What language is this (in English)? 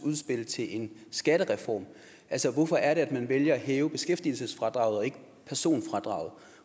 Danish